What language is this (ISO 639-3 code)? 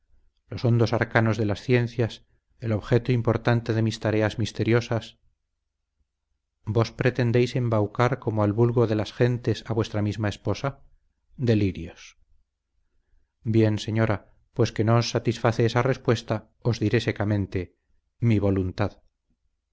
spa